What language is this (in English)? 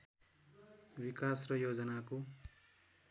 Nepali